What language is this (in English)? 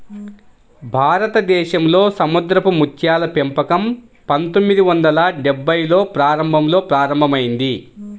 Telugu